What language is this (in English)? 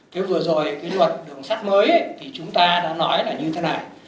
Vietnamese